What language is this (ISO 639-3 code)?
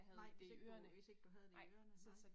dan